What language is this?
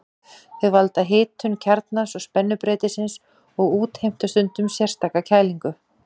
Icelandic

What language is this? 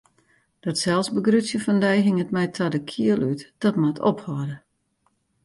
Western Frisian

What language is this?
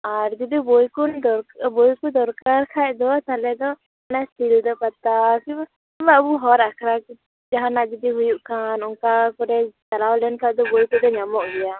Santali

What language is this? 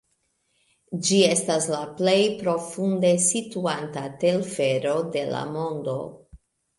Esperanto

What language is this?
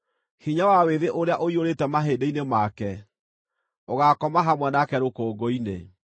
Kikuyu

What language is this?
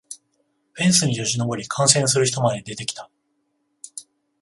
Japanese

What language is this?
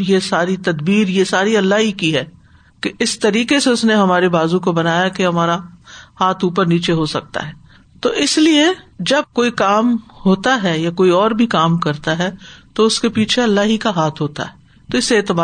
Urdu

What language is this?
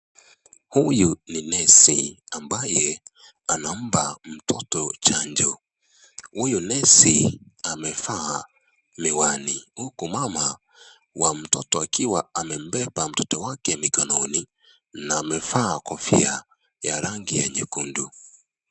Swahili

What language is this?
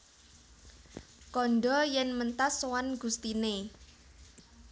Javanese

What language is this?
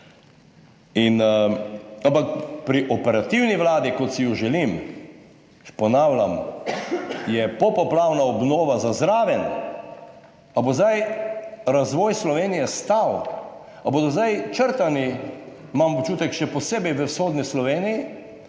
Slovenian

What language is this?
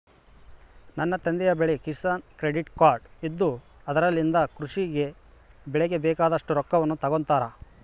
Kannada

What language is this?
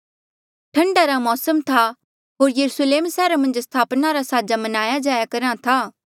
Mandeali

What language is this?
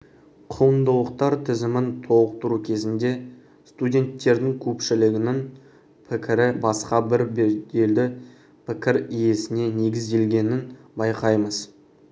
Kazakh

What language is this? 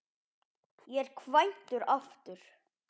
Icelandic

